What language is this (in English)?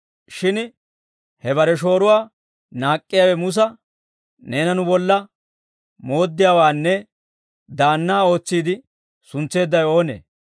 Dawro